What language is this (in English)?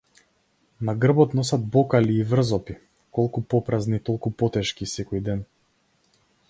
Macedonian